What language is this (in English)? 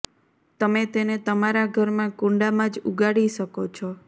Gujarati